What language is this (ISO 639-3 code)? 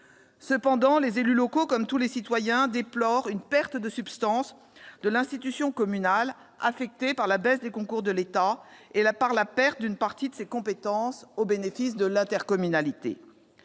fra